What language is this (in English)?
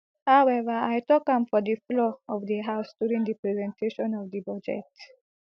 Nigerian Pidgin